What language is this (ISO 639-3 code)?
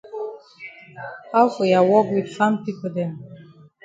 wes